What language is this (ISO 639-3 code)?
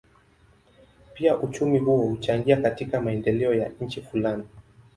swa